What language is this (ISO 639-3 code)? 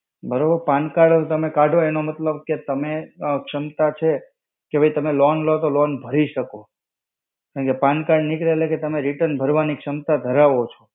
guj